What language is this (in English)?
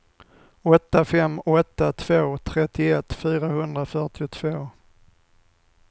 Swedish